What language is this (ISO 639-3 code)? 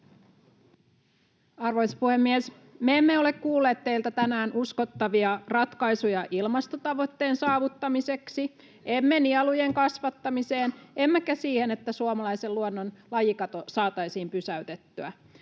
fin